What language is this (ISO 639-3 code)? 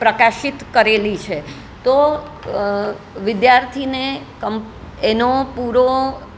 guj